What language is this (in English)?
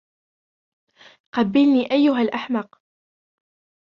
Arabic